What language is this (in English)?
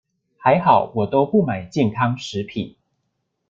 Chinese